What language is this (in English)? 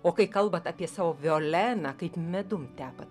Lithuanian